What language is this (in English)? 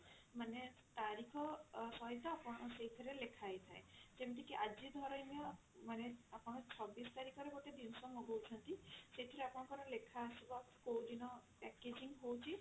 Odia